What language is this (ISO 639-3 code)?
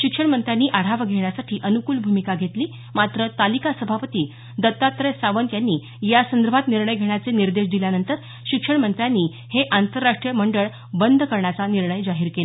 mar